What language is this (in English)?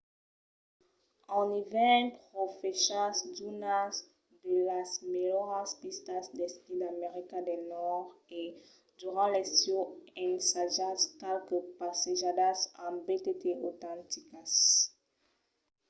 Occitan